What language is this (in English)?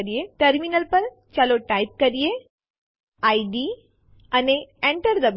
Gujarati